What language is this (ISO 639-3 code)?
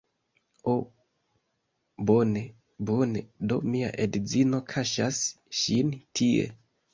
epo